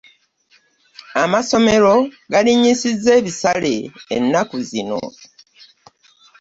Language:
Ganda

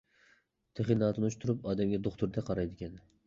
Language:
Uyghur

